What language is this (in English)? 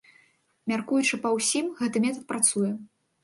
Belarusian